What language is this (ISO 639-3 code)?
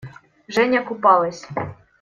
rus